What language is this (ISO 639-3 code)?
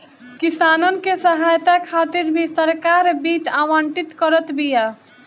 bho